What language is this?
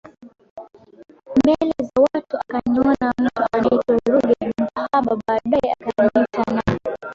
Swahili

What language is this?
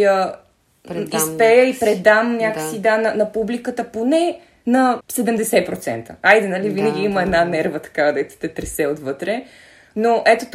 Bulgarian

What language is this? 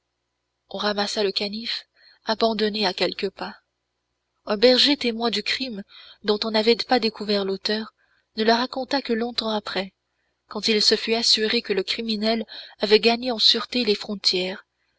French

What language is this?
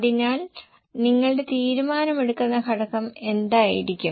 Malayalam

